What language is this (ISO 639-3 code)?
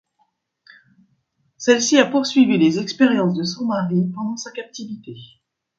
fra